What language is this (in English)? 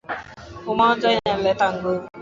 Swahili